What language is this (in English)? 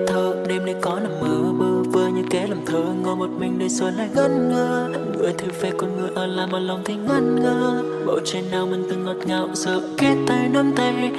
Vietnamese